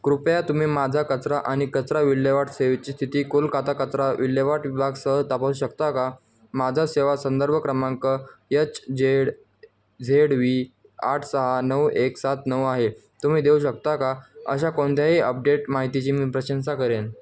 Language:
Marathi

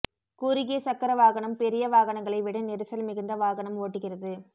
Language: Tamil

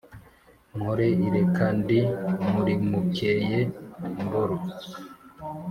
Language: Kinyarwanda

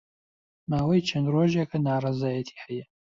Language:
Central Kurdish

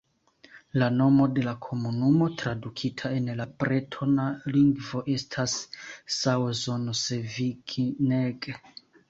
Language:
Esperanto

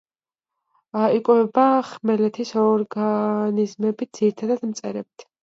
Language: Georgian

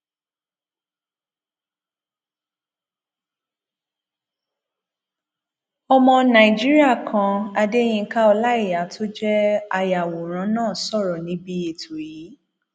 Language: Yoruba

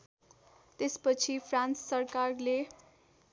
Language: Nepali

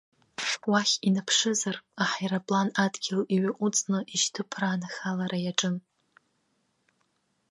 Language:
Abkhazian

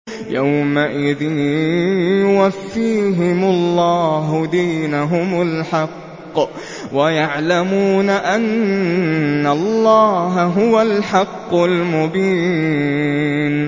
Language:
Arabic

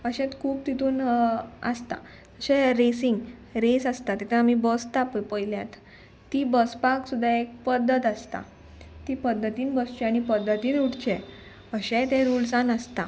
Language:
Konkani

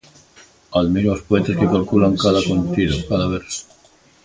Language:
Galician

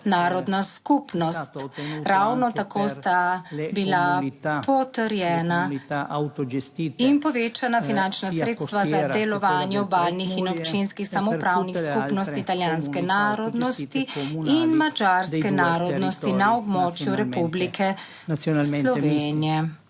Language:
Slovenian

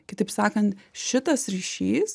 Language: Lithuanian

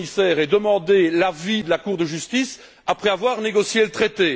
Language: French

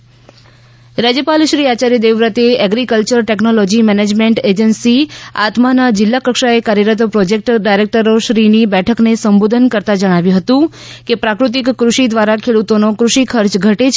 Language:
Gujarati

